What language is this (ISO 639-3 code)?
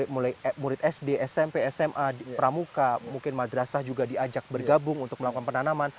ind